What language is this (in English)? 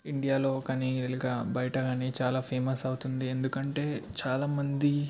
Telugu